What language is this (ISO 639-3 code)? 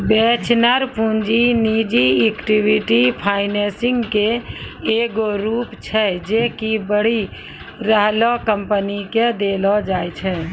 mai